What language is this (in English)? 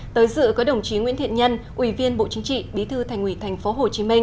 Vietnamese